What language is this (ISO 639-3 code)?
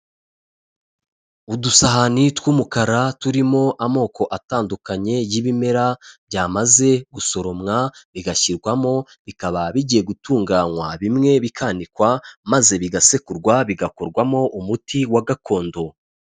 kin